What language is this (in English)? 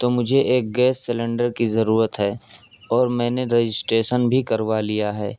Urdu